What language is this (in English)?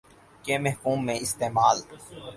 Urdu